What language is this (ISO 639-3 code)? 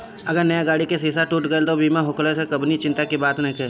bho